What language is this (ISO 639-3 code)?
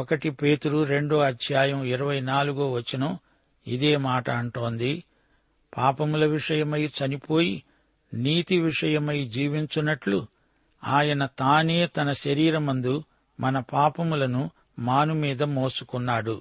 tel